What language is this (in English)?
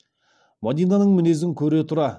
Kazakh